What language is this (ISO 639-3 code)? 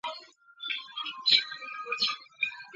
zho